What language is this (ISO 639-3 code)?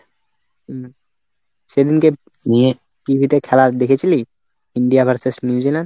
ben